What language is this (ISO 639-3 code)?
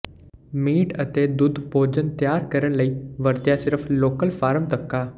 pan